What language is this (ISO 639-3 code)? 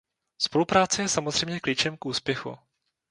ces